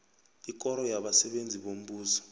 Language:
South Ndebele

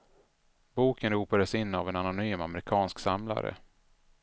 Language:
Swedish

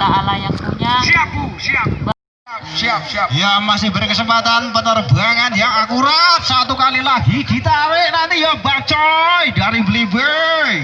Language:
Indonesian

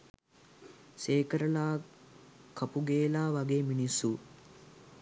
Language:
Sinhala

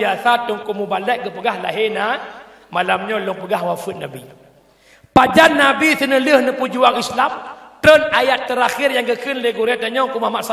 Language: Malay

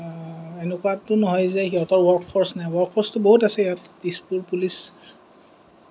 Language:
Assamese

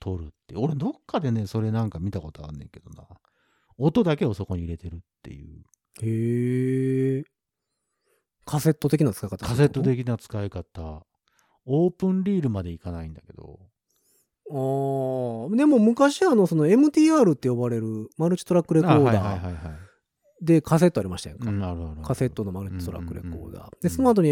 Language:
Japanese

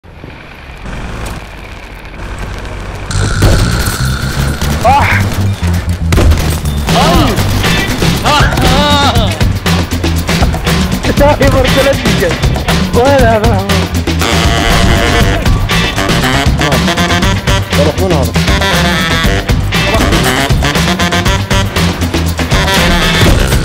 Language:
Arabic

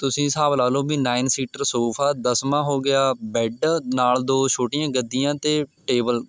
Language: Punjabi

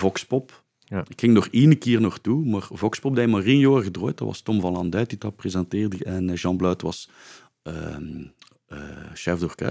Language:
Dutch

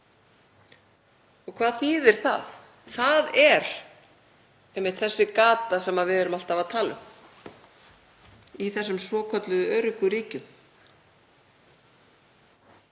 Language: Icelandic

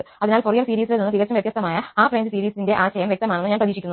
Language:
Malayalam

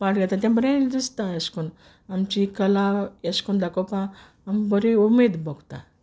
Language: Konkani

